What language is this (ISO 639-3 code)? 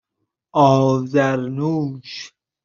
fas